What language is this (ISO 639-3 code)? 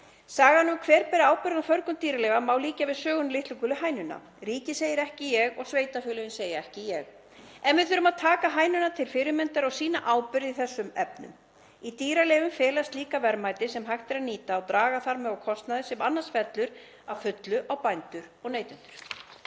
isl